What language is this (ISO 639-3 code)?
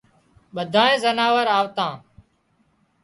kxp